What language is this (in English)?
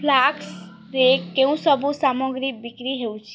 Odia